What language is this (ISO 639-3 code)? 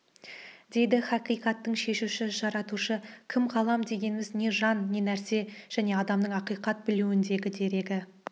kaz